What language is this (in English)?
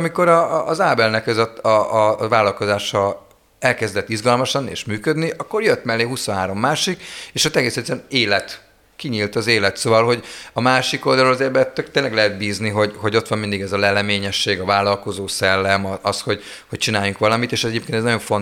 Hungarian